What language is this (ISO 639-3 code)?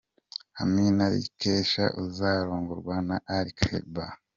kin